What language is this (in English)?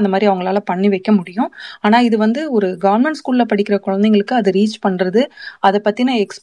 Tamil